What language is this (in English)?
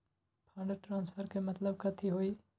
Magahi